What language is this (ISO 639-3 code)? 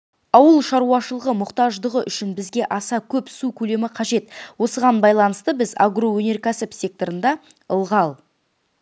kaz